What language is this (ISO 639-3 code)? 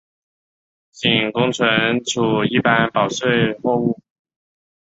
zho